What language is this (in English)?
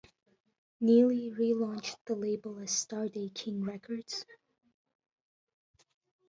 English